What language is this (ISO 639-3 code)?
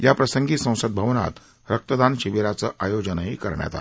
mar